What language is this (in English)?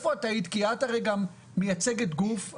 Hebrew